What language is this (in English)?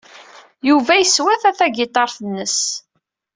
Kabyle